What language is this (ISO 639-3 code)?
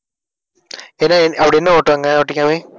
tam